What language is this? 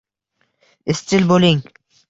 Uzbek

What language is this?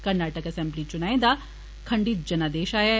Dogri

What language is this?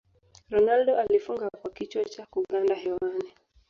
Swahili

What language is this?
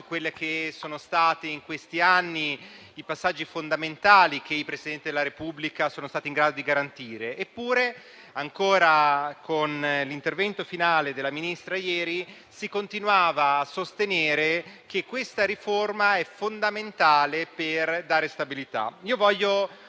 Italian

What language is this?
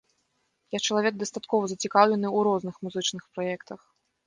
Belarusian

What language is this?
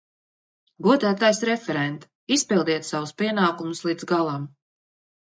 Latvian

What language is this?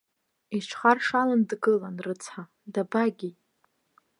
Abkhazian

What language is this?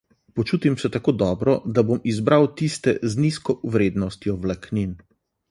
Slovenian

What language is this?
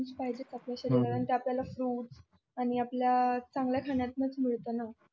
Marathi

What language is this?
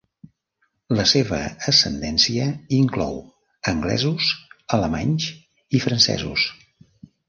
Catalan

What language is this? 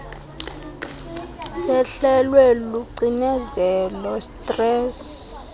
Xhosa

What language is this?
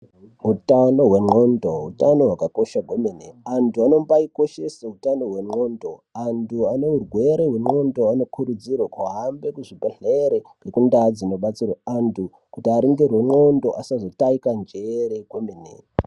Ndau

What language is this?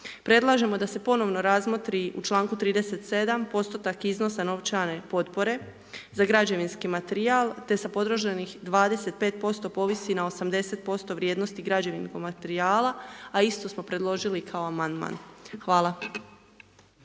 Croatian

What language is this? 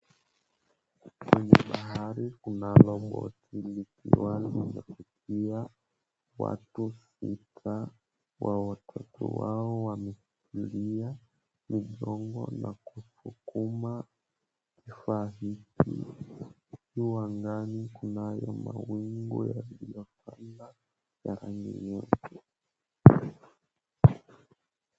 Swahili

